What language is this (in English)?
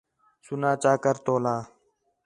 Khetrani